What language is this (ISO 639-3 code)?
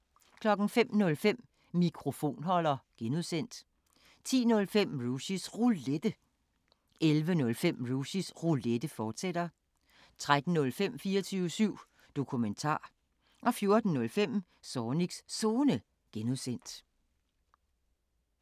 dan